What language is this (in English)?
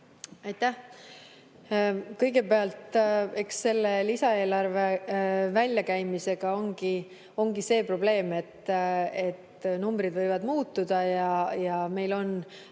Estonian